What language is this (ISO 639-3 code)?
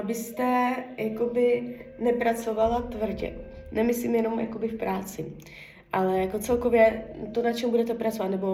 ces